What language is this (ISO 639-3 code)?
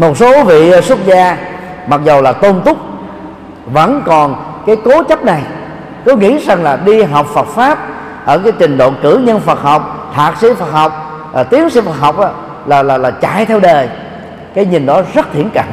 vie